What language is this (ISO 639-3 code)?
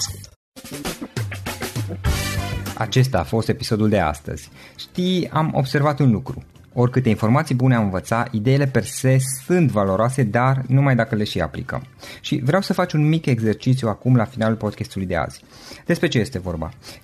ron